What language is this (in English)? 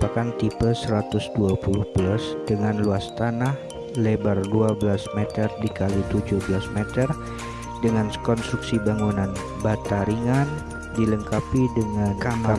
Indonesian